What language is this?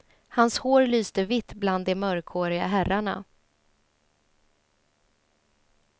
Swedish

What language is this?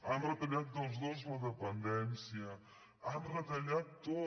Catalan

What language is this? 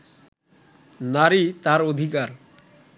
Bangla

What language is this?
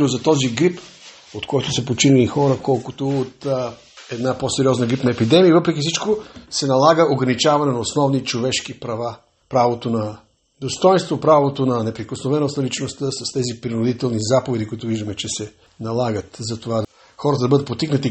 Bulgarian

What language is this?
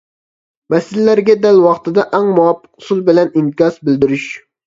Uyghur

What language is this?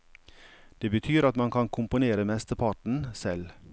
Norwegian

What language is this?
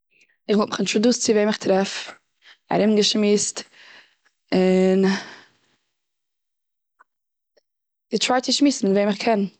Yiddish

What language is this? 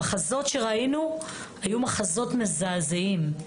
Hebrew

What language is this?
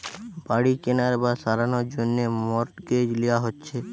Bangla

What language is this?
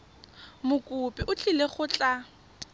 Tswana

